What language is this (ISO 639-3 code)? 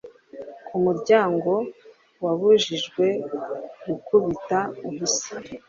kin